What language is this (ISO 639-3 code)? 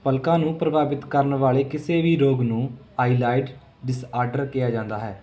pan